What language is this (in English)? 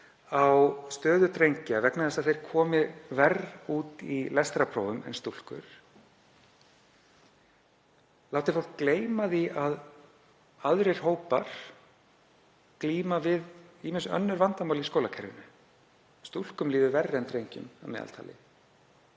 Icelandic